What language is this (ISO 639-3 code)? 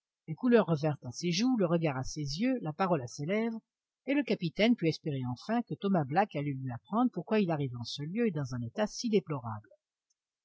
fra